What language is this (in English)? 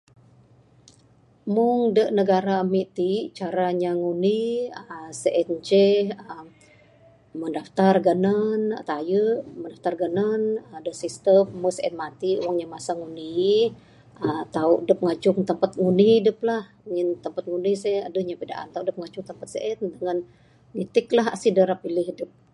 Bukar-Sadung Bidayuh